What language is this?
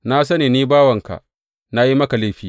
Hausa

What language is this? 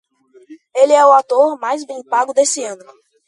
Portuguese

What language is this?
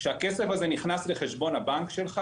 Hebrew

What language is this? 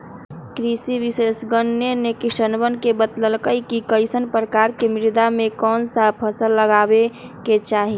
Magahi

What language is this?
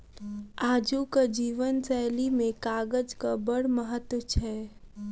Maithili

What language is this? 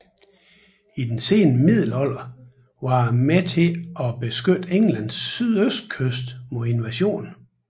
Danish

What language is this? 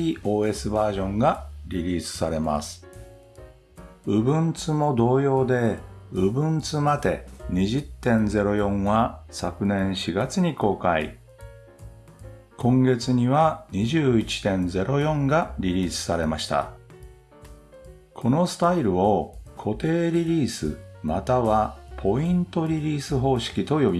Japanese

